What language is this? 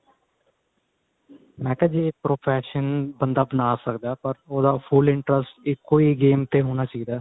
Punjabi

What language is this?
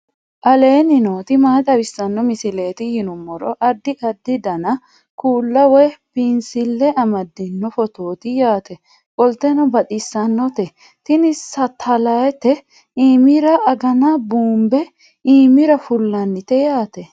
Sidamo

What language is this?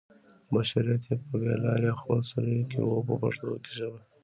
Pashto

